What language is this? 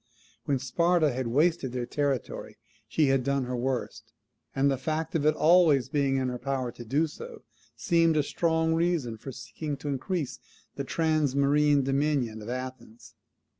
English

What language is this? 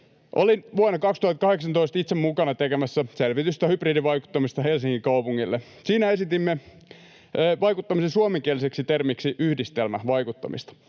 Finnish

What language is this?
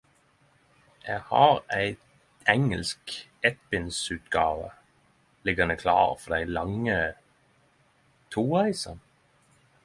Norwegian Nynorsk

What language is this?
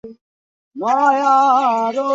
Bangla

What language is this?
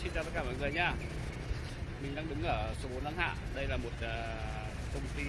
Vietnamese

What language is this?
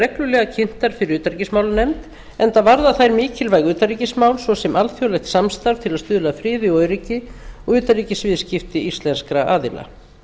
Icelandic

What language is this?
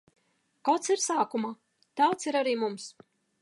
Latvian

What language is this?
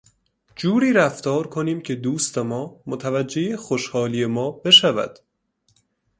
Persian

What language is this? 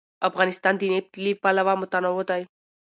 Pashto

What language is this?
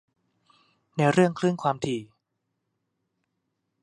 Thai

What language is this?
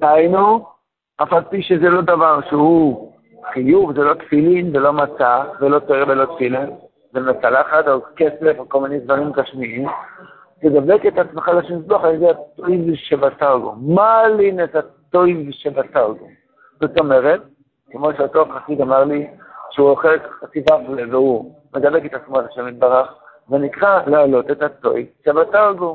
Hebrew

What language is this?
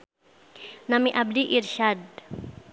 Sundanese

